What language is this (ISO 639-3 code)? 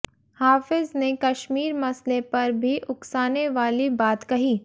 hin